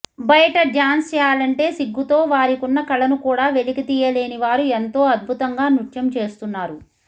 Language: Telugu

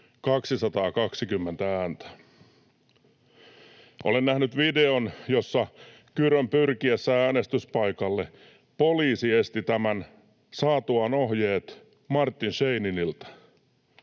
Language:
Finnish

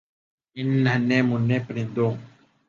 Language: Urdu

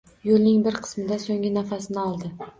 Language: Uzbek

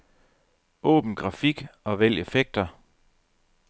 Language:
Danish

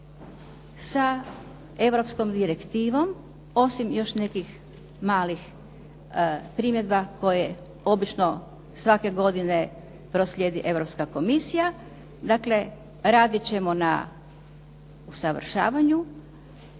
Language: Croatian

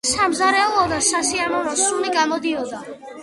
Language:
Georgian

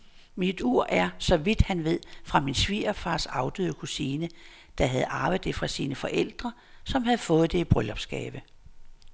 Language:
Danish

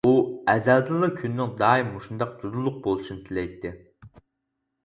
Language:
Uyghur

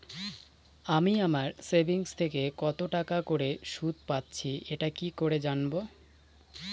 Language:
Bangla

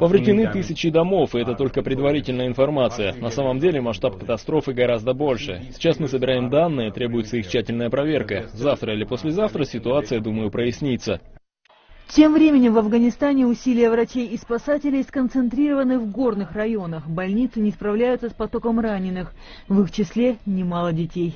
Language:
Russian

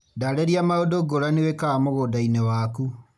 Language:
Kikuyu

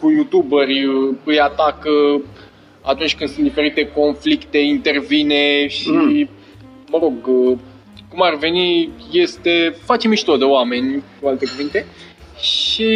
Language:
Romanian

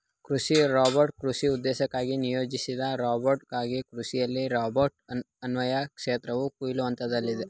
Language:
Kannada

